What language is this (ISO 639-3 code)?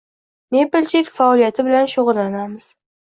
uzb